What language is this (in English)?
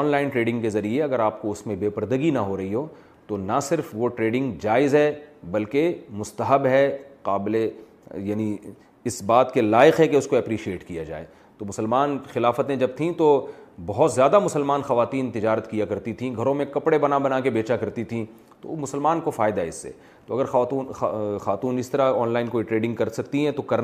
Urdu